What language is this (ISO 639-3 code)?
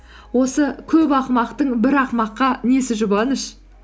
kaz